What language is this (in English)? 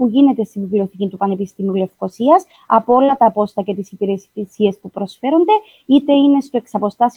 Greek